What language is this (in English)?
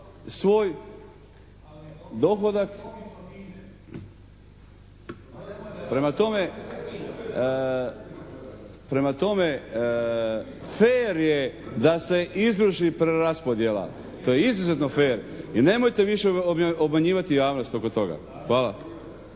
Croatian